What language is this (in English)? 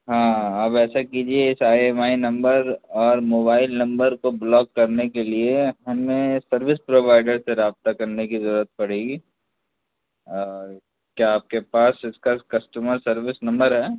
Urdu